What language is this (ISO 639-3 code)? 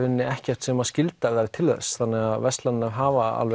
isl